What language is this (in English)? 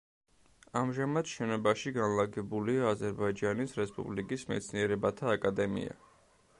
Georgian